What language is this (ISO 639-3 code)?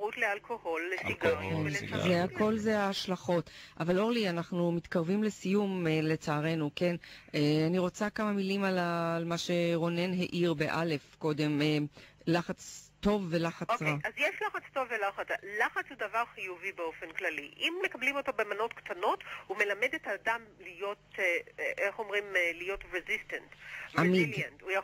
heb